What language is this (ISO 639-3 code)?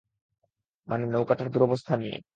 ben